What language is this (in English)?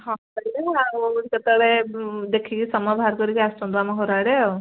Odia